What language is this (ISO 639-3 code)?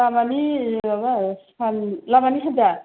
brx